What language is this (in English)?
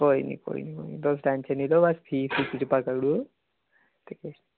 Dogri